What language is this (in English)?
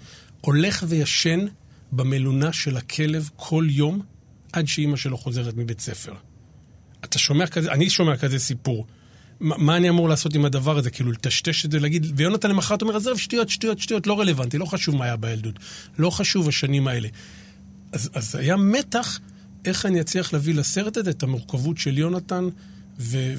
Hebrew